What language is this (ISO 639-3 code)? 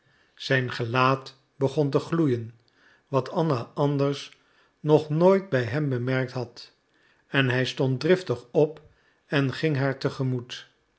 nld